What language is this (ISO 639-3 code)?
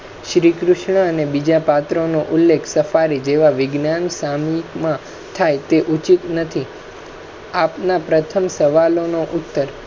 guj